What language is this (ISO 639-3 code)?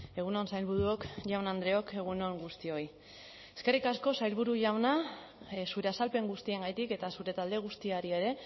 eus